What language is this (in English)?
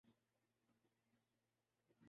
Urdu